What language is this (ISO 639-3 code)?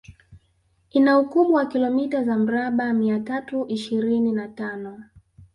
swa